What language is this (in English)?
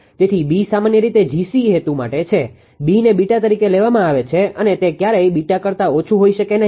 Gujarati